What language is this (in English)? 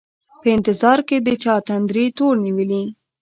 Pashto